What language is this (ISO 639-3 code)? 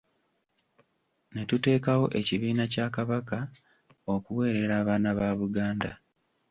lug